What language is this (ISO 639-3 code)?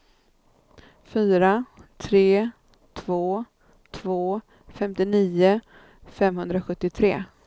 swe